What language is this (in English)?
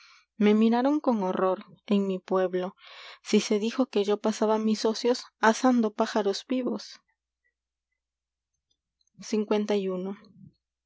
Spanish